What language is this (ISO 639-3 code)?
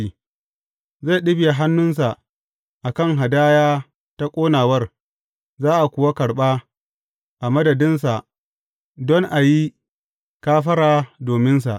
hau